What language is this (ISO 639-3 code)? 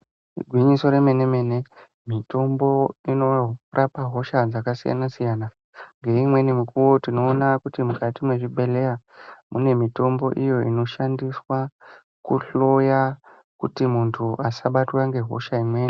ndc